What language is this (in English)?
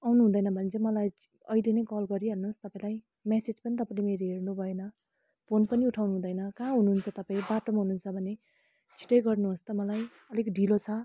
Nepali